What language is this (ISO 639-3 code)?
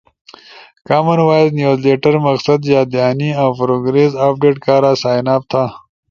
ush